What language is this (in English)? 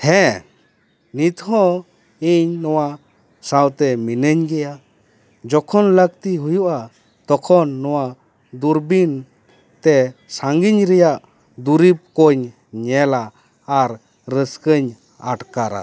Santali